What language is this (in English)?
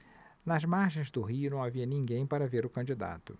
Portuguese